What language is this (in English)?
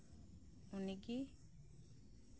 Santali